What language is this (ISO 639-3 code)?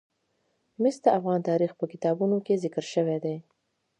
pus